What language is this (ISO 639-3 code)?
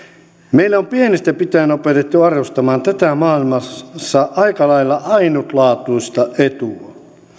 fin